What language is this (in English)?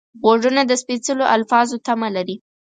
Pashto